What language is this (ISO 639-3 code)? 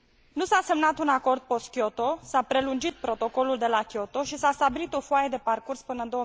ron